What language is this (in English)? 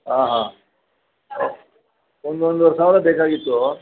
Kannada